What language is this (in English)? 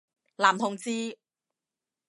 Cantonese